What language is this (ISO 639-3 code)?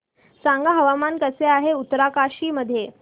mar